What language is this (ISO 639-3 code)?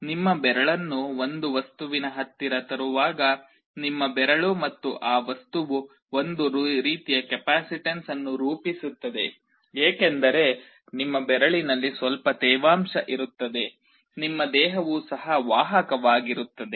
kan